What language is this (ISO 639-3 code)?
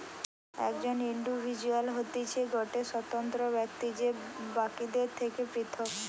ben